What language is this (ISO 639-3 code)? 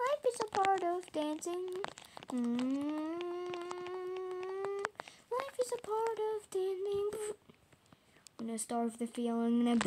eng